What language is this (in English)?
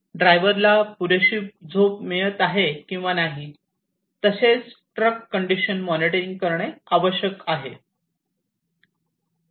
Marathi